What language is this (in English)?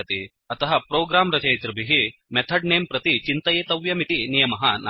Sanskrit